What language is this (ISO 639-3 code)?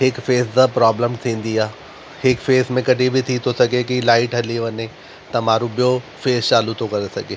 snd